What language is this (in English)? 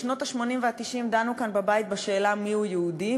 Hebrew